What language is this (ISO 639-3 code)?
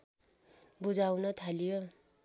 nep